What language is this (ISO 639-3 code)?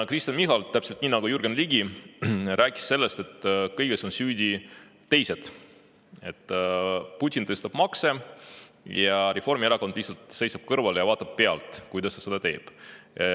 est